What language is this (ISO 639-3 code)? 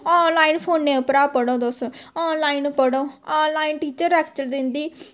doi